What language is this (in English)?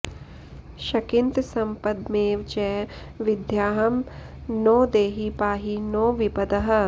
Sanskrit